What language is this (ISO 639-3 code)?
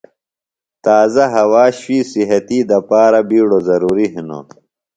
phl